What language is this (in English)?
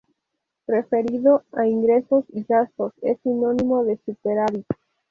Spanish